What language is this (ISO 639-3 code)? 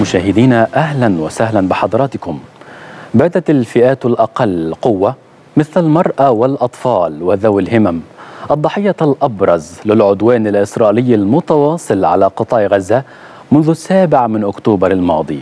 ara